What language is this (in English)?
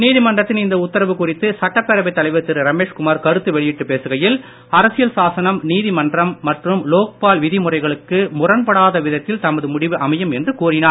Tamil